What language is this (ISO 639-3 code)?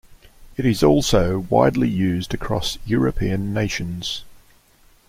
eng